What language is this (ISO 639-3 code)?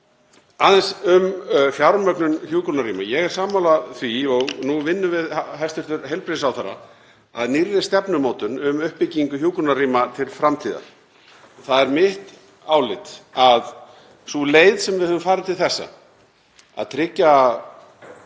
isl